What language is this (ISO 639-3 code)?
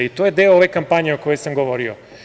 srp